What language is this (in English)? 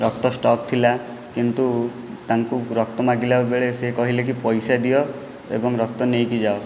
Odia